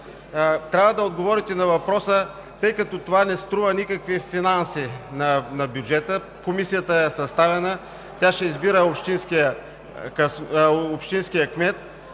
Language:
Bulgarian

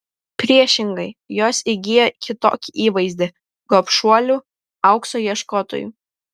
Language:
Lithuanian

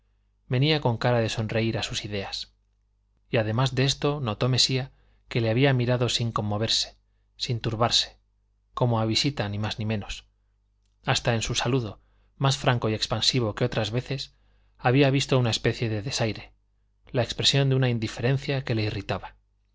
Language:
Spanish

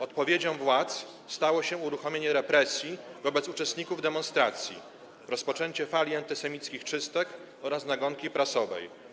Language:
Polish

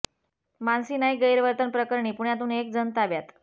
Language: Marathi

